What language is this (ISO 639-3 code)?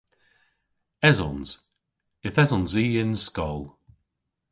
cor